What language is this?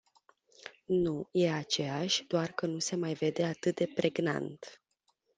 Romanian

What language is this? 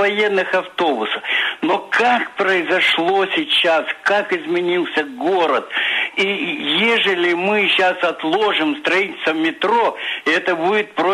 Russian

